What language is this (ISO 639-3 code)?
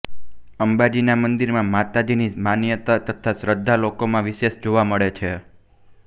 guj